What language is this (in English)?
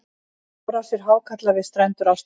Icelandic